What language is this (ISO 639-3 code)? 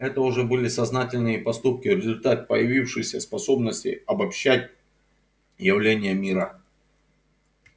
rus